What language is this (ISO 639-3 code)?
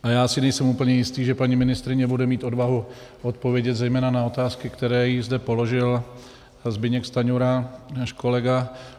ces